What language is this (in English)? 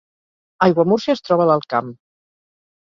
Catalan